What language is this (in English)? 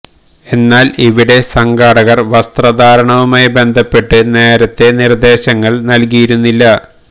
Malayalam